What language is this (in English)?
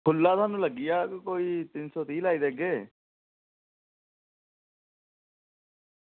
Dogri